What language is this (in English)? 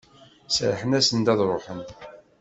Kabyle